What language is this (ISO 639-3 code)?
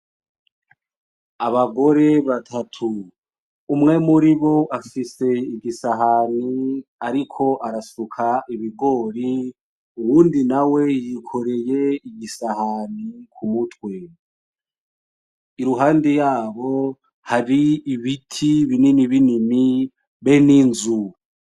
run